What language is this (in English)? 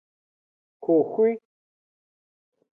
Aja (Benin)